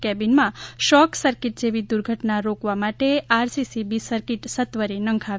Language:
Gujarati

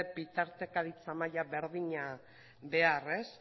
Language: Basque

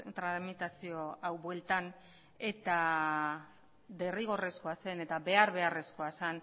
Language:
Basque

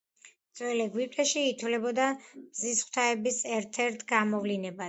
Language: Georgian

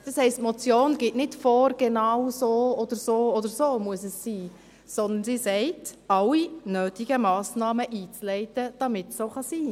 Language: Swiss German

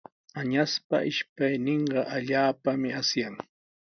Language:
Sihuas Ancash Quechua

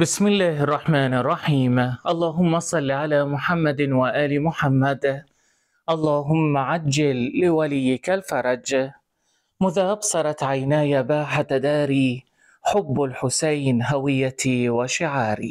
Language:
Arabic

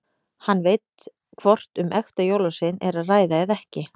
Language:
Icelandic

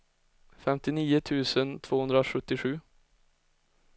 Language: Swedish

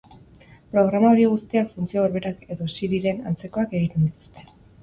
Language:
Basque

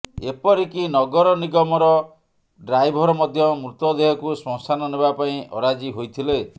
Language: Odia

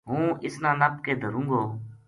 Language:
Gujari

